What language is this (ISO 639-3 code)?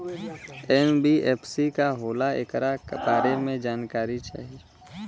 bho